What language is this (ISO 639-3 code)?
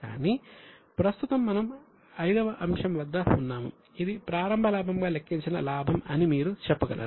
tel